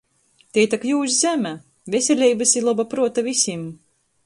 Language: Latgalian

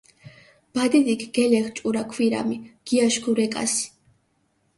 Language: Mingrelian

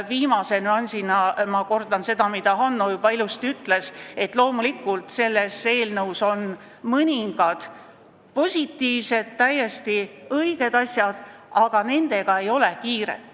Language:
Estonian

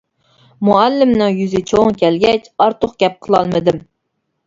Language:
Uyghur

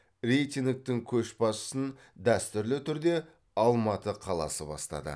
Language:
Kazakh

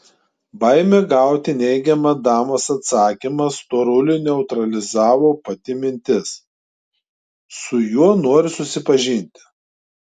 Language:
Lithuanian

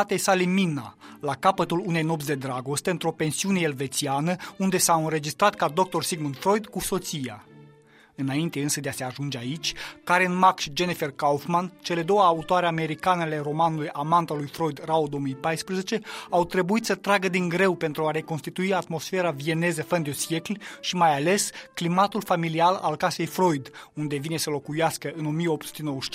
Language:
Romanian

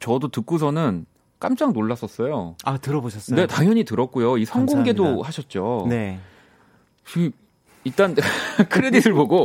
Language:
Korean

